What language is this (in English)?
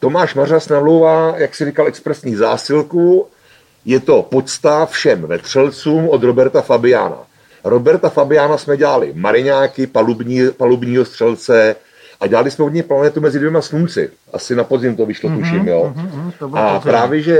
Czech